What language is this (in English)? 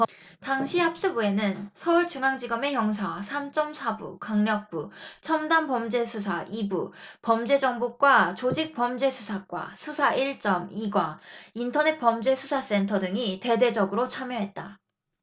Korean